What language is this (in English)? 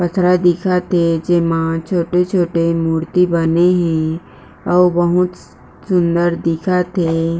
Chhattisgarhi